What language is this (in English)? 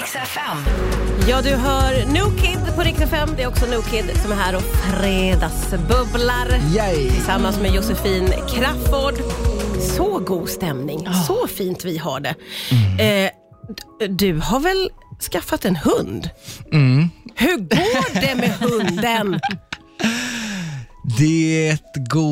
Swedish